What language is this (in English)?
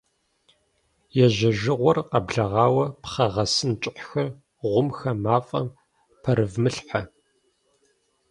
Kabardian